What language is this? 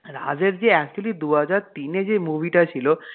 Bangla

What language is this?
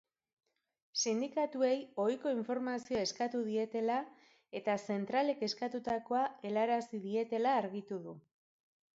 Basque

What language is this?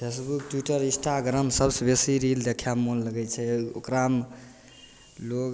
Maithili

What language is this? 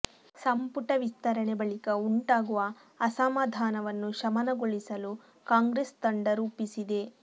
Kannada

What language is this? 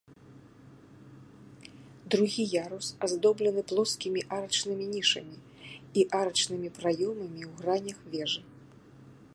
Belarusian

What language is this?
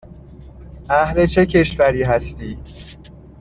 Persian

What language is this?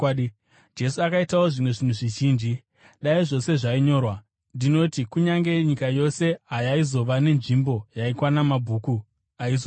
Shona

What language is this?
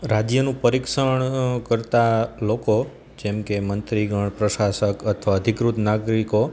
Gujarati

